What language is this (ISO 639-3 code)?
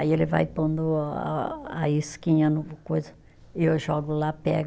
por